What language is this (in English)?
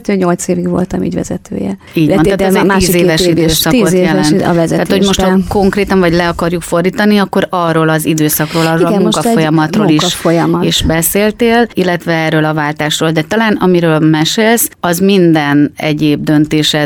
Hungarian